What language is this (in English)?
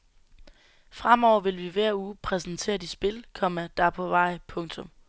Danish